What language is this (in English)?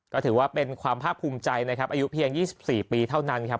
Thai